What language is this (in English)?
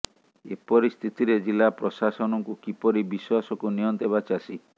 Odia